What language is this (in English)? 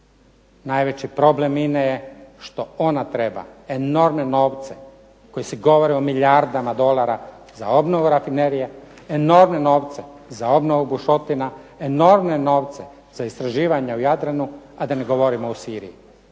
Croatian